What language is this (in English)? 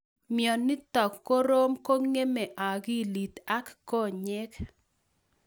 Kalenjin